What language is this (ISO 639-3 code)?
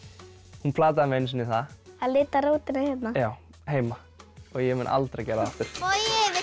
isl